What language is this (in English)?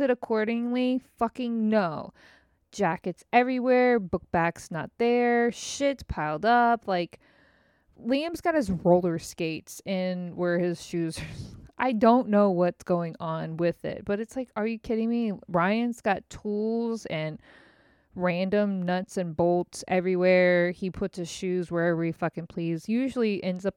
English